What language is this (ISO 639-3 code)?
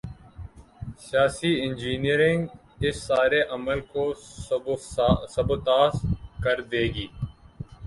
urd